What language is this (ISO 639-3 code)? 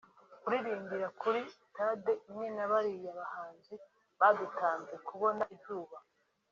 kin